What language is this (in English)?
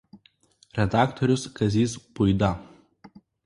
Lithuanian